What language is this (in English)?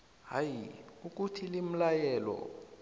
South Ndebele